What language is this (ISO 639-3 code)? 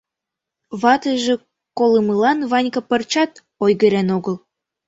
chm